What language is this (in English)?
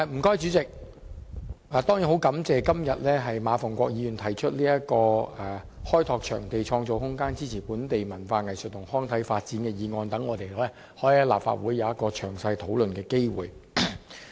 Cantonese